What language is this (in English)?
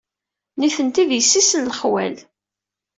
Kabyle